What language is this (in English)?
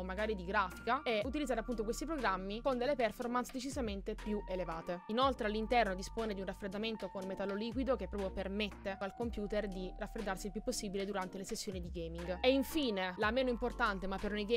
Italian